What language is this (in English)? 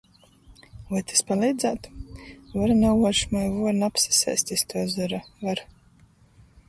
Latgalian